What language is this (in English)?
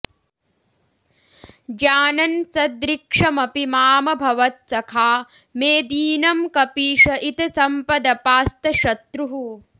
Sanskrit